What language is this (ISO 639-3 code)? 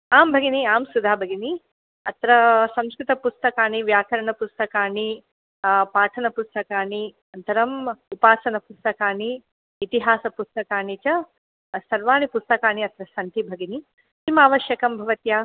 san